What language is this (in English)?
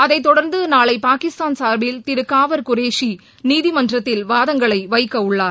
Tamil